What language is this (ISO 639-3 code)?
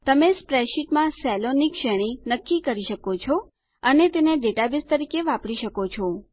guj